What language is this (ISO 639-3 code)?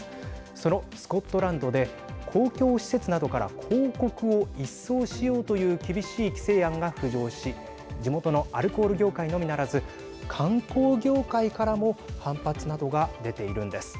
jpn